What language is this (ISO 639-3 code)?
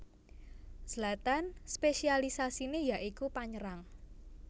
jav